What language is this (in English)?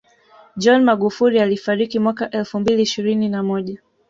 Swahili